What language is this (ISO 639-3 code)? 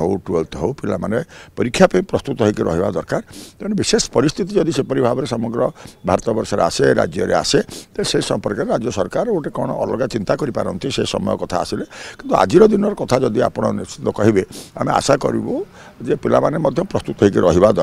hin